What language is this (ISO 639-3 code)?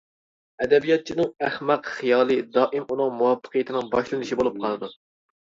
uig